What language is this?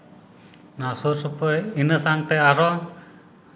Santali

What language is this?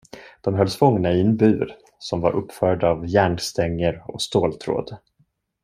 Swedish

